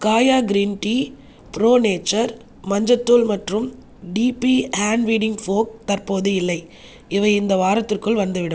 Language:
Tamil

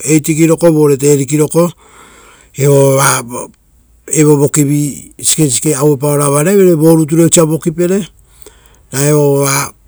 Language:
Rotokas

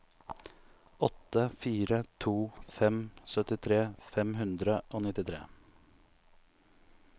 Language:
Norwegian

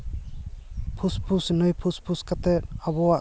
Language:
Santali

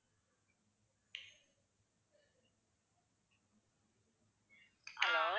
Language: Tamil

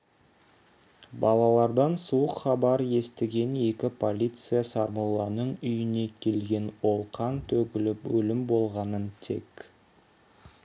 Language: Kazakh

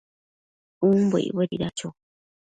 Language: Matsés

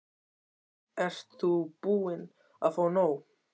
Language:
Icelandic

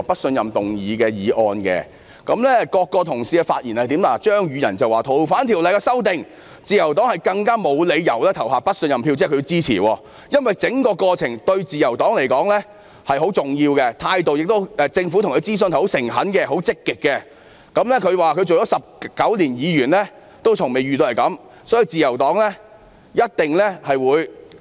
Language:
Cantonese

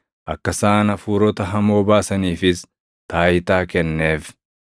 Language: Oromo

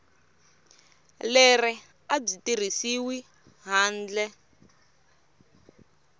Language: Tsonga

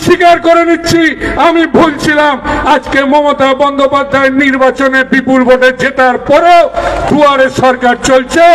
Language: Hindi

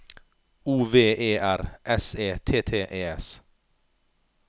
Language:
Norwegian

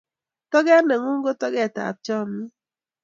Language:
Kalenjin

